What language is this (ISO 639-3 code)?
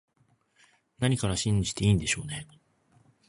jpn